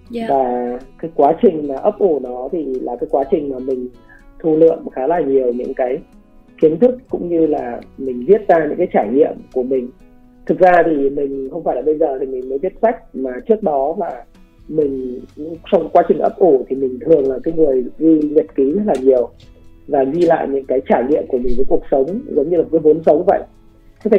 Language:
Vietnamese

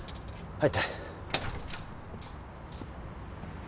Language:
Japanese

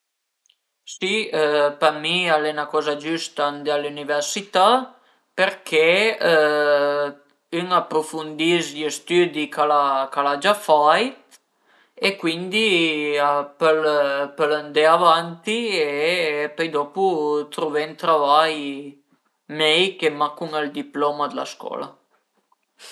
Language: Piedmontese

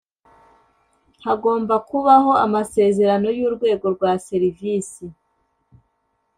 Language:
Kinyarwanda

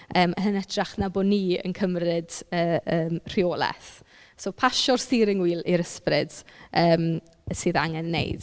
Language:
Welsh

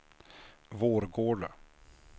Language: Swedish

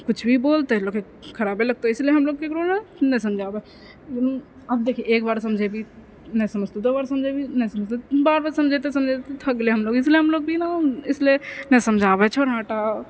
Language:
Maithili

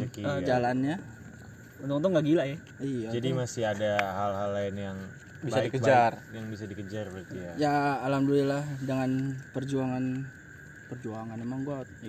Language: Indonesian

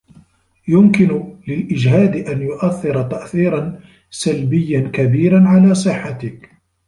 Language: Arabic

